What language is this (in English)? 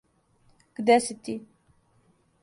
Serbian